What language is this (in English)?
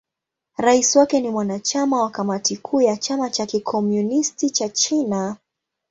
Swahili